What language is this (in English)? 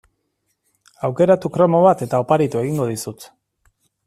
Basque